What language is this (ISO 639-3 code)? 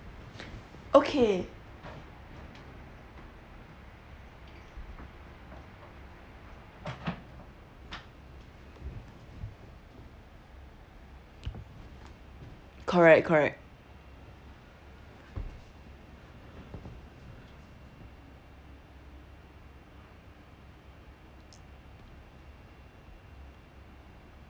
eng